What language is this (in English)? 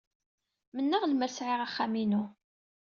Kabyle